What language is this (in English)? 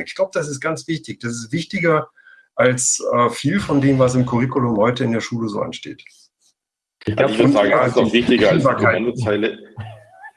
German